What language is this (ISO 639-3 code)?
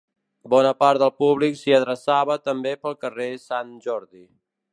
cat